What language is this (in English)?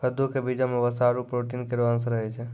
Maithili